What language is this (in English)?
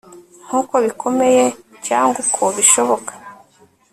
Kinyarwanda